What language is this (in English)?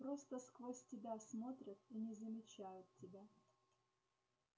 Russian